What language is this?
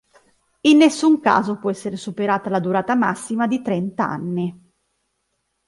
Italian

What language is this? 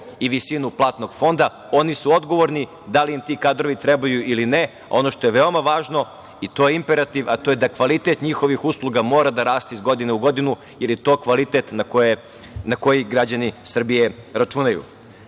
Serbian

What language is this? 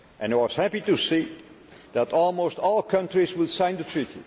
English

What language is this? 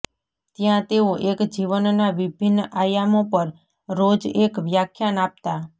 Gujarati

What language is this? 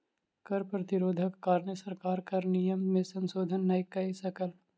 Maithili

